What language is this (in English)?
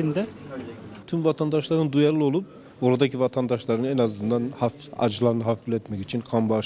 Turkish